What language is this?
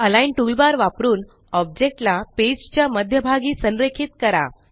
Marathi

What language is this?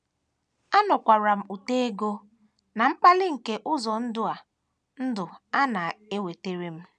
Igbo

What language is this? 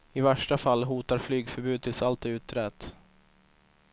Swedish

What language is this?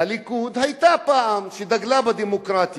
Hebrew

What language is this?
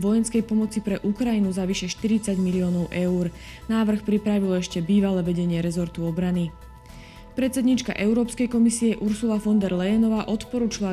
Slovak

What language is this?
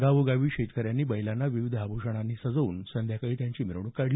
Marathi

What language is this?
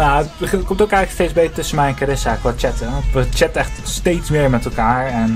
Dutch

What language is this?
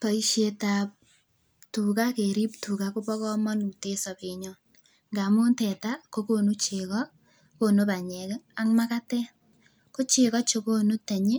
Kalenjin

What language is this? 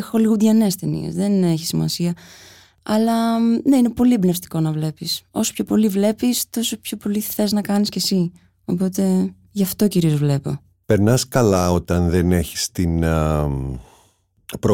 Greek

